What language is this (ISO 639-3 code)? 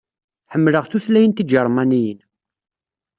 kab